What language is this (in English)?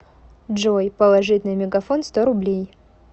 Russian